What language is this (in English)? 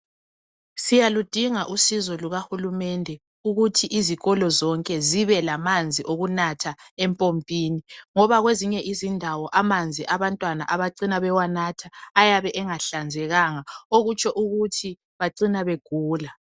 North Ndebele